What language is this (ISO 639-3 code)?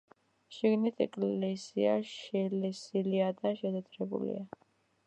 kat